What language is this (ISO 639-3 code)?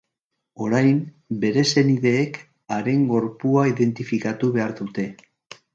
eus